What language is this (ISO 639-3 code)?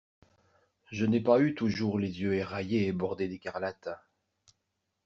fra